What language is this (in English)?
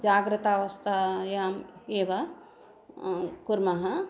Sanskrit